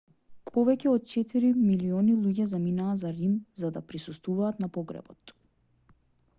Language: Macedonian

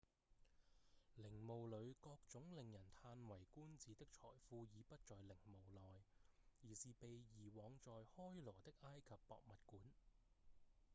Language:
Cantonese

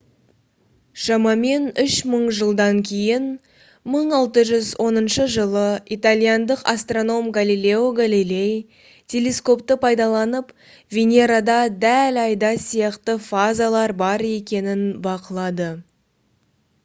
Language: Kazakh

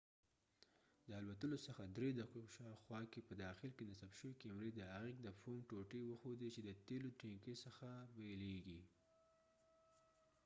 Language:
Pashto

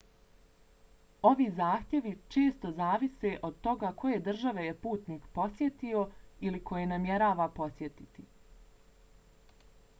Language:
Bosnian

